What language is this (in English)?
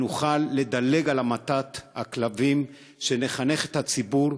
Hebrew